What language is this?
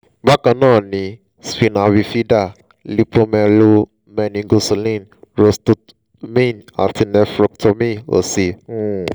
Yoruba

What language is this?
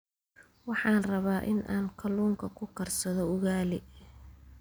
Somali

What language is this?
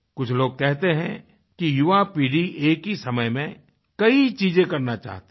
Hindi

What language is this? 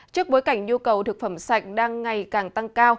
Vietnamese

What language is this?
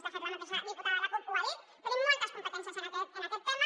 Catalan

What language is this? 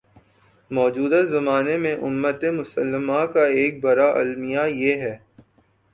Urdu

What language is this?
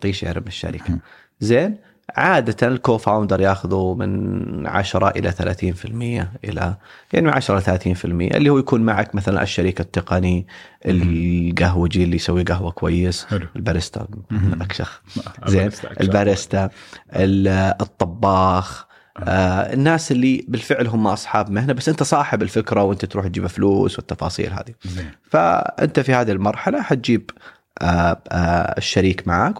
Arabic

